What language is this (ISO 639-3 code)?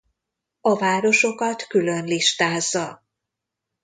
hun